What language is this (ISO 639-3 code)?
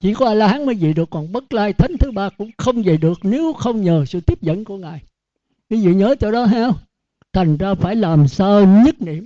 vie